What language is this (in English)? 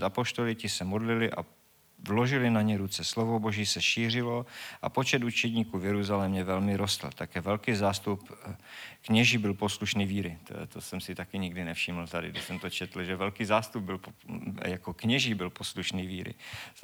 Czech